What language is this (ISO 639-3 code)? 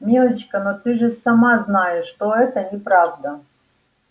rus